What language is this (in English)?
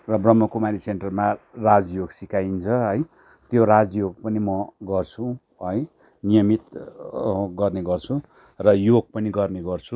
Nepali